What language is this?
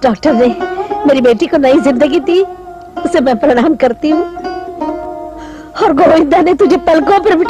Hindi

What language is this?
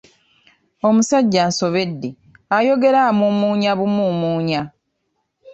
Ganda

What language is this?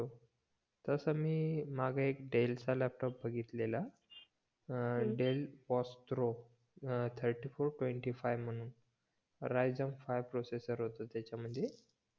Marathi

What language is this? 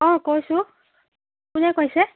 Assamese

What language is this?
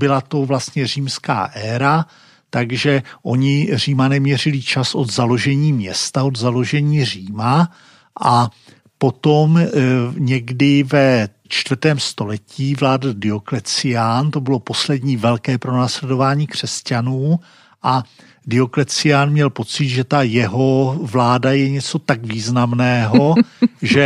Czech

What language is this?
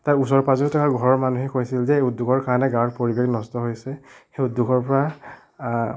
Assamese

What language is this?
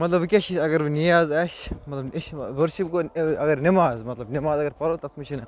Kashmiri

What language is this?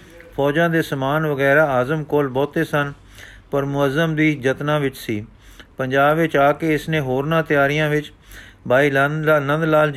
Punjabi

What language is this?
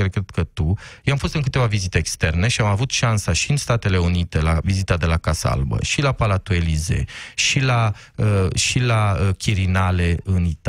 Romanian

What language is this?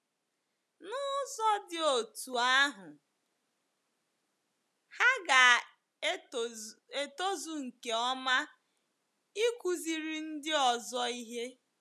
Igbo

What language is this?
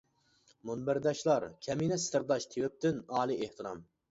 Uyghur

